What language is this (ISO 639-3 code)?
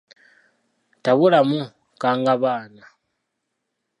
lug